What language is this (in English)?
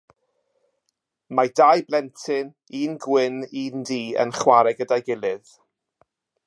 Welsh